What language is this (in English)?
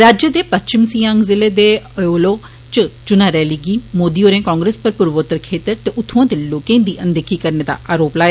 Dogri